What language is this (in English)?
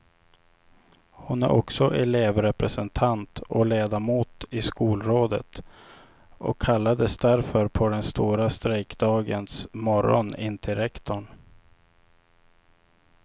Swedish